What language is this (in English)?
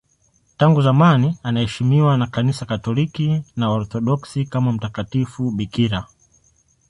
Swahili